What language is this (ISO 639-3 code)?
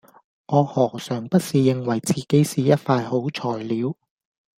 yue